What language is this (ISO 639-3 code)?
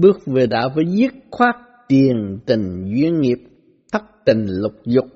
vie